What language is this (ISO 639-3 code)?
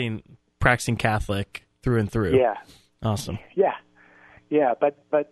eng